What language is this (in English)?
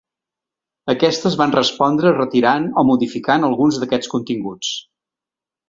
Catalan